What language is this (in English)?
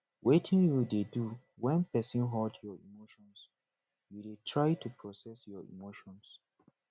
Nigerian Pidgin